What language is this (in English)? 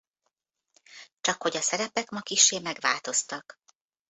Hungarian